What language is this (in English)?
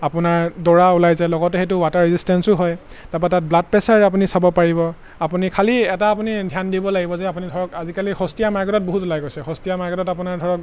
Assamese